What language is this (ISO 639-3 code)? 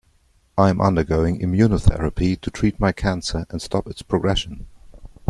eng